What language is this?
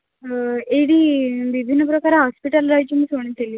Odia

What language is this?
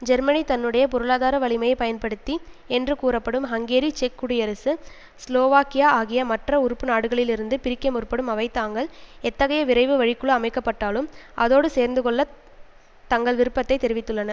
Tamil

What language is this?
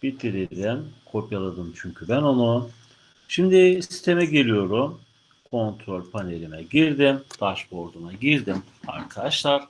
Turkish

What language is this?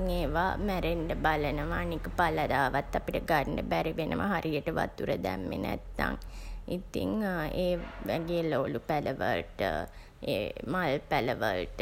Sinhala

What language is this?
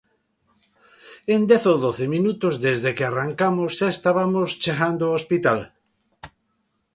Galician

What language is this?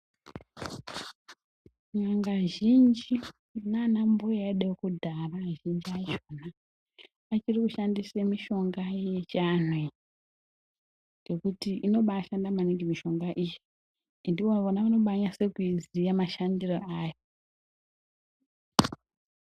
Ndau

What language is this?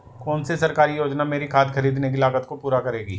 Hindi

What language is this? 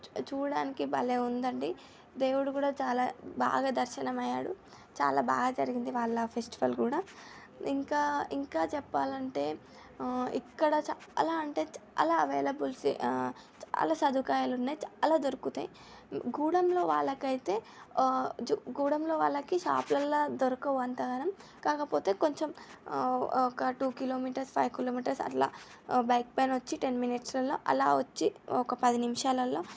Telugu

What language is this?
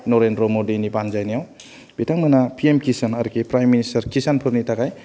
Bodo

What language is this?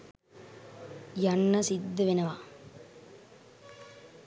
Sinhala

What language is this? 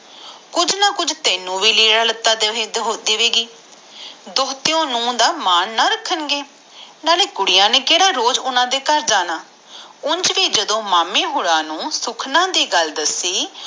Punjabi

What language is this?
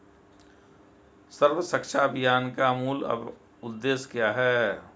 Hindi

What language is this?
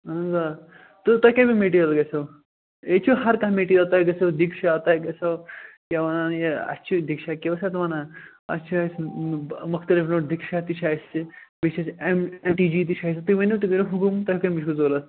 Kashmiri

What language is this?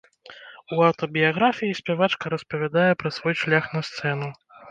Belarusian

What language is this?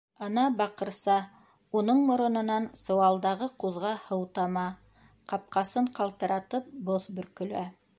Bashkir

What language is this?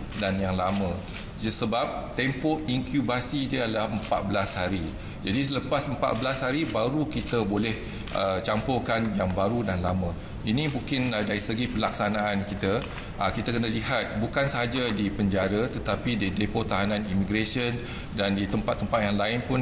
Malay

